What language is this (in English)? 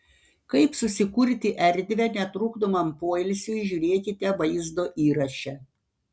Lithuanian